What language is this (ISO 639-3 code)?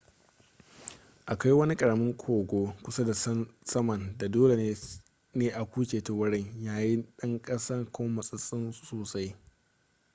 hau